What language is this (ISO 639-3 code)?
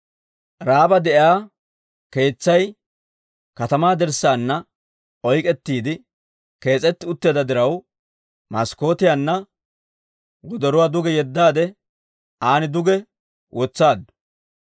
dwr